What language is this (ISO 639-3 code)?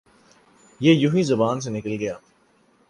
urd